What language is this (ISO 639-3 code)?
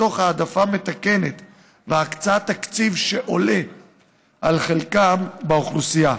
heb